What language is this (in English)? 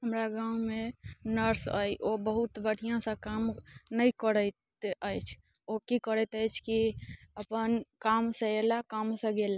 Maithili